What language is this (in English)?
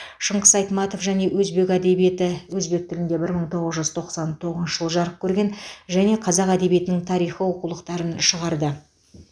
Kazakh